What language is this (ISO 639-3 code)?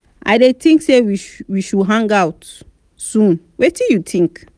pcm